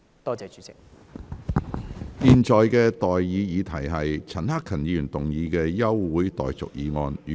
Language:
Cantonese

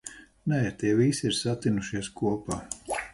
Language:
Latvian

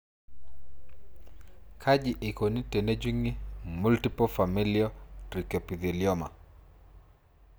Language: Masai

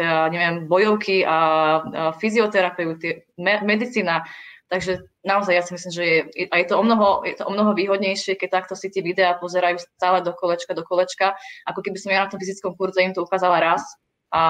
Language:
Czech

